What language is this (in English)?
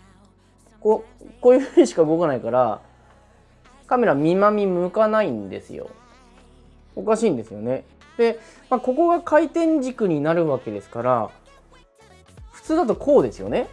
Japanese